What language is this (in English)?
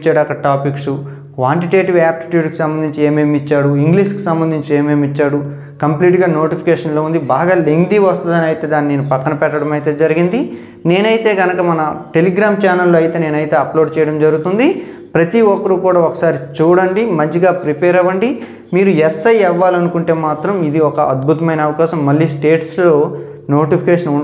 Telugu